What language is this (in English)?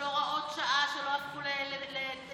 Hebrew